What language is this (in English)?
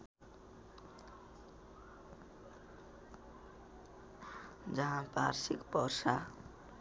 Nepali